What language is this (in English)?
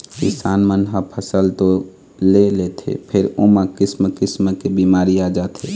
Chhattisgarhi